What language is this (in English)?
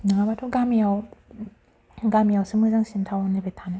Bodo